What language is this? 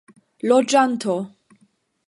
Esperanto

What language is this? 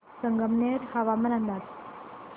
Marathi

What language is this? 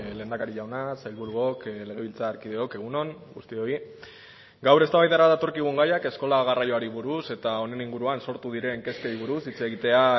Basque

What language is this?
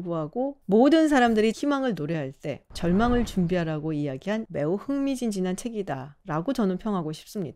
Korean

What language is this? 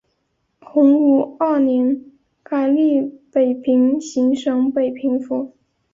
Chinese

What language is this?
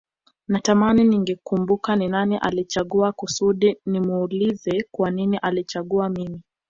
Swahili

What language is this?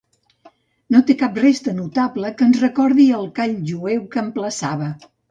Catalan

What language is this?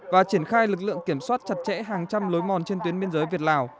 Vietnamese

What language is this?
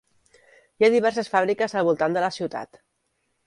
Catalan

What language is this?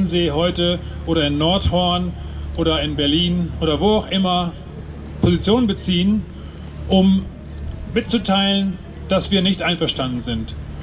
German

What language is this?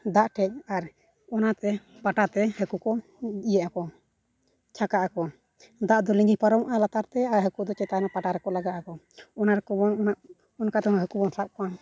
Santali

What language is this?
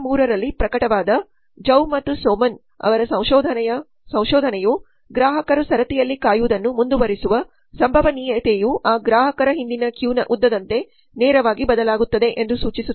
Kannada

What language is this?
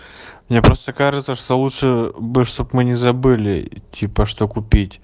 Russian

